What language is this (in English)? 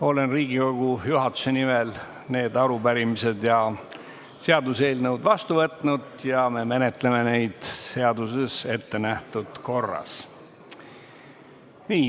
Estonian